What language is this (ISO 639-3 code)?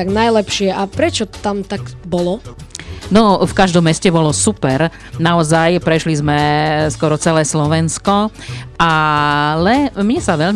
slk